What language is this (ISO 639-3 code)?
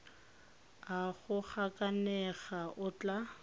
tsn